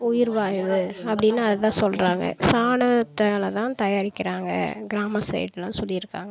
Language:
Tamil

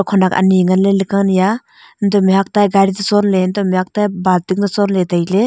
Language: Wancho Naga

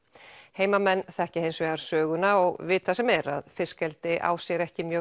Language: Icelandic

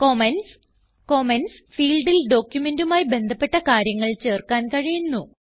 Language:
Malayalam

